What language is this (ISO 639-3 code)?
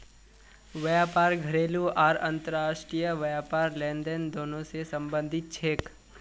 mag